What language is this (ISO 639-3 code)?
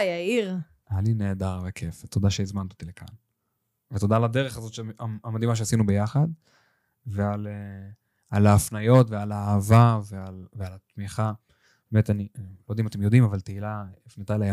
heb